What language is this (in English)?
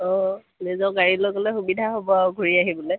Assamese